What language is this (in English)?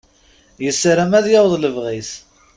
Kabyle